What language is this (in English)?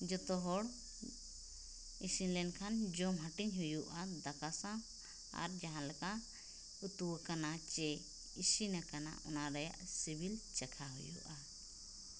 Santali